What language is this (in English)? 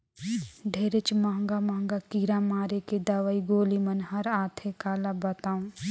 Chhattisgarhi